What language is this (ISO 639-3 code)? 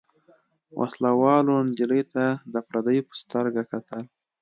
pus